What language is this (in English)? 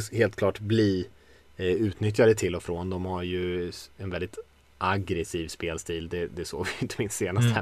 Swedish